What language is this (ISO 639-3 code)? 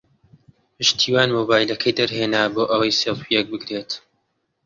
ckb